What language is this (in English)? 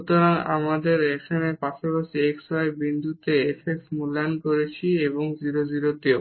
Bangla